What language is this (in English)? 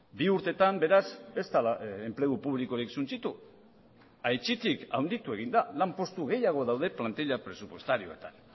Basque